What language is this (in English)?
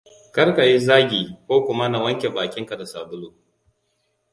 Hausa